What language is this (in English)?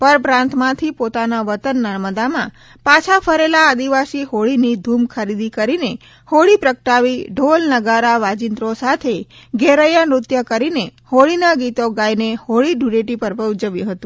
Gujarati